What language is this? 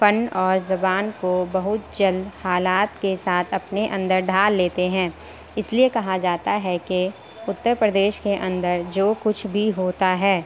Urdu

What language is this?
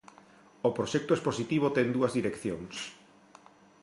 Galician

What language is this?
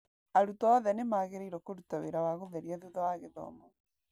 Kikuyu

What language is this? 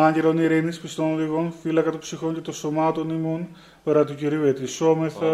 Greek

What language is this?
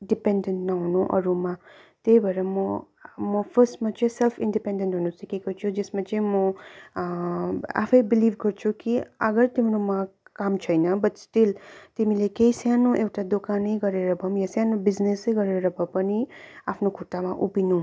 Nepali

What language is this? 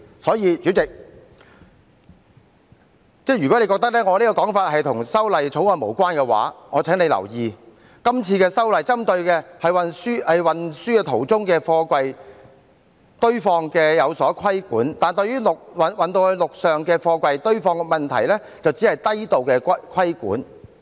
Cantonese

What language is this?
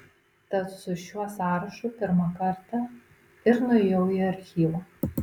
Lithuanian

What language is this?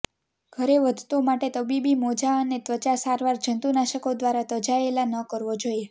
Gujarati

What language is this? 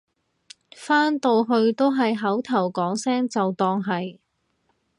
Cantonese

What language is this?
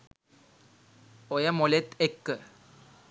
Sinhala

